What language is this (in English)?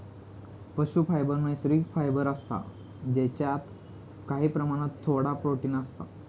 Marathi